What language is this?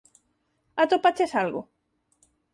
Galician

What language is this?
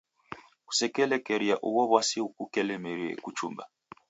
Taita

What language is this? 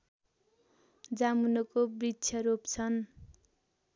Nepali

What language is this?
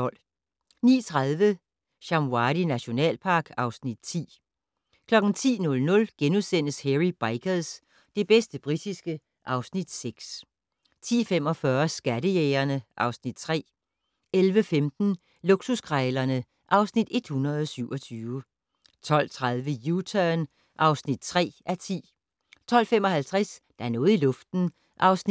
Danish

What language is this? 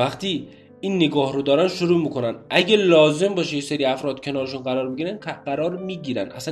Persian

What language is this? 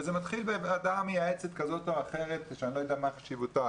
Hebrew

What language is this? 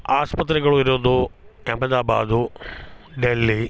Kannada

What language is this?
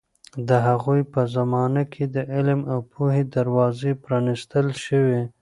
Pashto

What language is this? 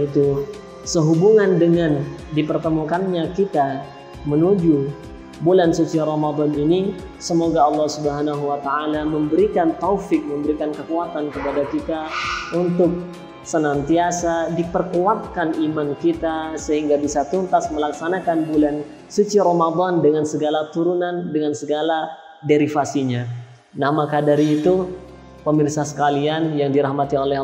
Indonesian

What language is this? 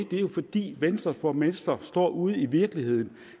Danish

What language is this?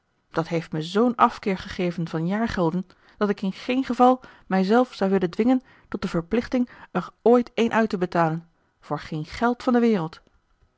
Dutch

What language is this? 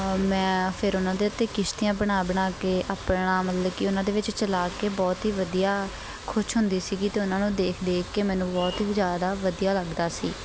Punjabi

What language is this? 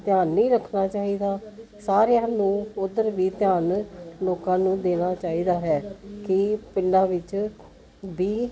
Punjabi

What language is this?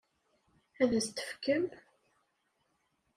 Kabyle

